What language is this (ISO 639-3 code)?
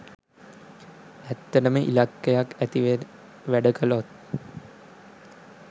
sin